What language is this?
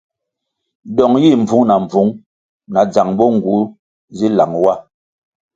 Kwasio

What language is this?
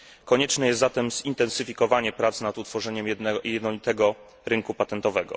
Polish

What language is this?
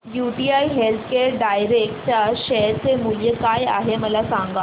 Marathi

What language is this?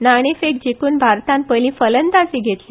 Konkani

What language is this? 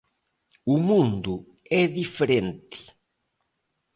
Galician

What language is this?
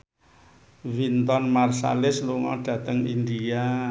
Javanese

